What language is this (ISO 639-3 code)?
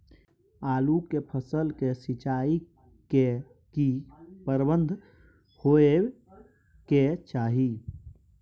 mai